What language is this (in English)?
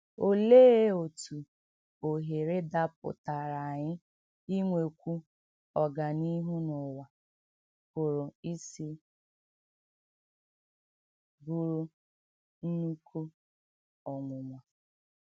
Igbo